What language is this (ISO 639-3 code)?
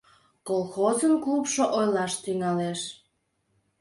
chm